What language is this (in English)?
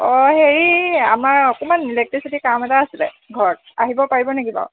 Assamese